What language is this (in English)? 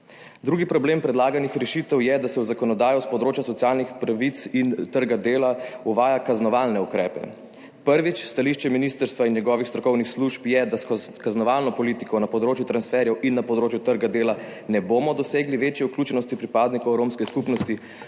Slovenian